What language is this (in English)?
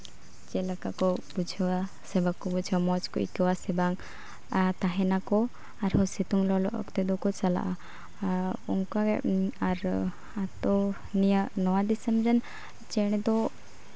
Santali